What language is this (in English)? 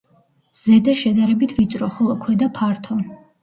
Georgian